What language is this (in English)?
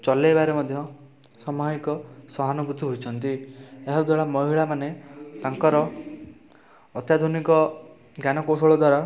Odia